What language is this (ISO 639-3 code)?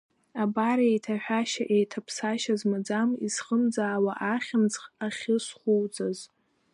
abk